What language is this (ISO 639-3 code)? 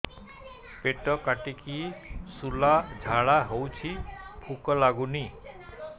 ori